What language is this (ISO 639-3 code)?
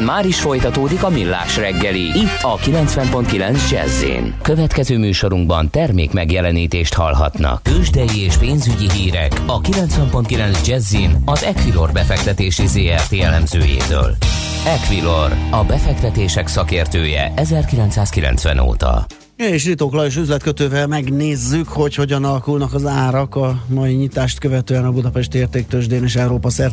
hun